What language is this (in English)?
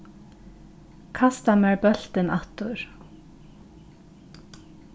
Faroese